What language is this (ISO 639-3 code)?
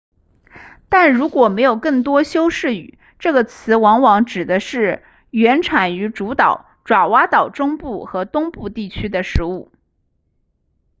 zho